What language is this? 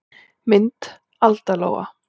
Icelandic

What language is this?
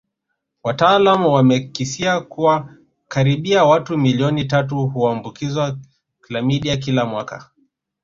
Swahili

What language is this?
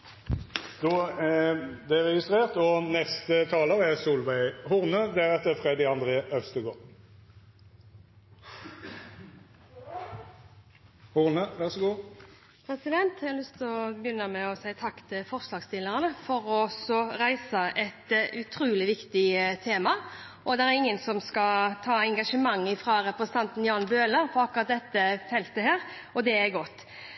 Norwegian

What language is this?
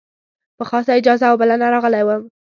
Pashto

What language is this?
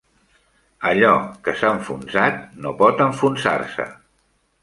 Catalan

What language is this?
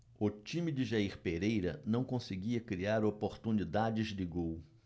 Portuguese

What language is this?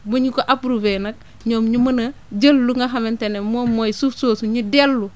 Wolof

